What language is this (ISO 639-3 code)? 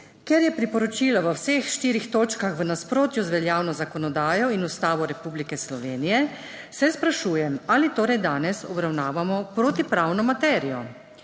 slv